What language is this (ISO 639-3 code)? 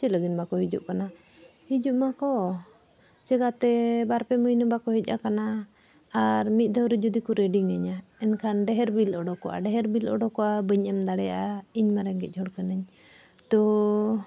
sat